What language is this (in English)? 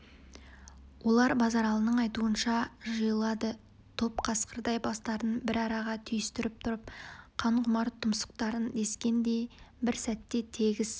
Kazakh